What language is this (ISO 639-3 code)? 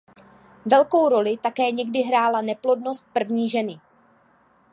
ces